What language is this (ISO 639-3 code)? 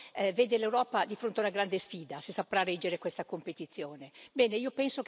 ita